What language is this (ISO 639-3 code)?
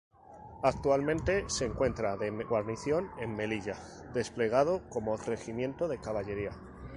spa